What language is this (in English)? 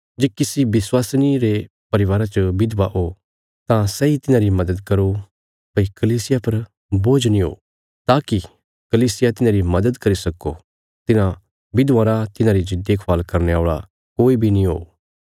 Bilaspuri